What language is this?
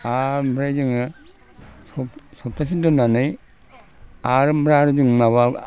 Bodo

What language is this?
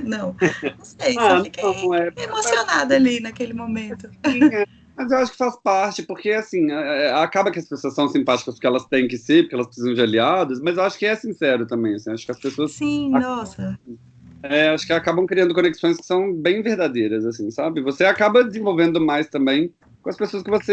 Portuguese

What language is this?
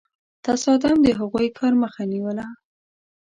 Pashto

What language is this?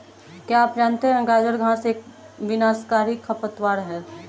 Hindi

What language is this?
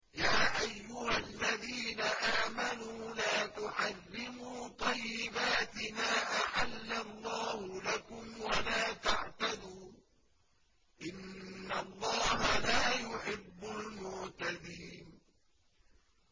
Arabic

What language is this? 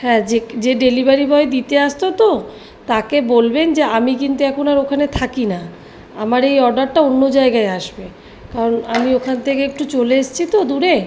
Bangla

